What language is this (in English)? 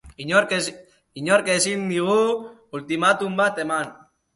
Basque